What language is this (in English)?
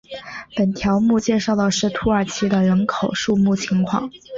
Chinese